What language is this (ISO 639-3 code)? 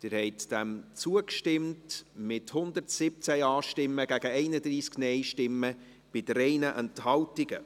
gsw